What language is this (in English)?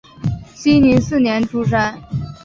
Chinese